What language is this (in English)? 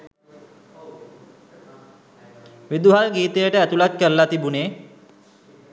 Sinhala